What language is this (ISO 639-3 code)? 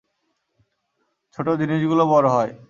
ben